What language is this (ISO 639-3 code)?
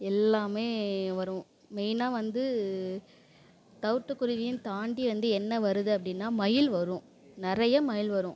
tam